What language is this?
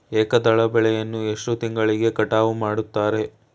Kannada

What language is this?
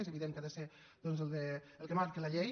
Catalan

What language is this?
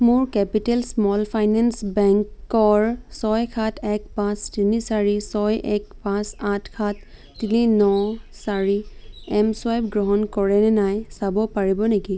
Assamese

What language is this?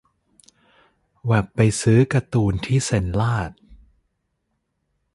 Thai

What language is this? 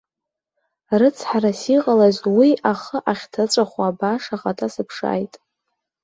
Abkhazian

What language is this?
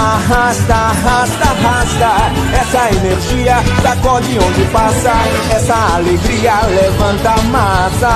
Portuguese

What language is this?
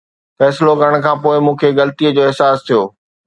Sindhi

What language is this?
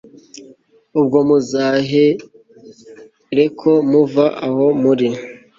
Kinyarwanda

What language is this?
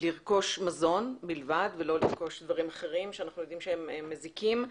Hebrew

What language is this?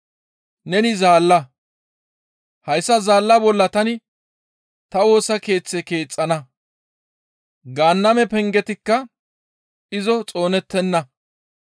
Gamo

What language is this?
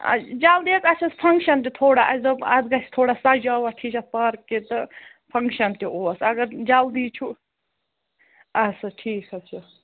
Kashmiri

